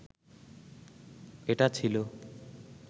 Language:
Bangla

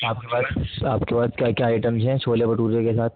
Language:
Urdu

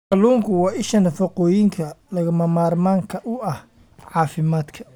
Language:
Somali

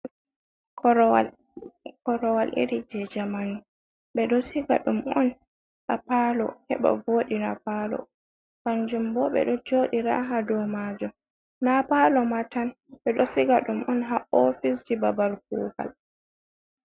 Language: Fula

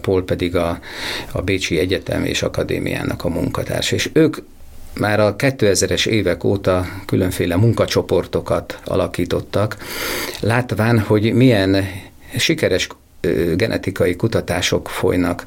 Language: Hungarian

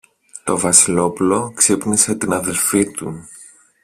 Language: Greek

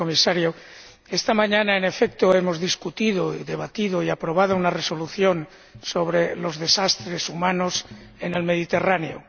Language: Spanish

